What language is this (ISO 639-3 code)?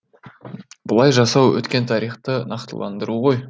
kaz